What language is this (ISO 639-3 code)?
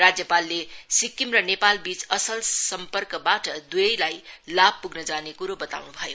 nep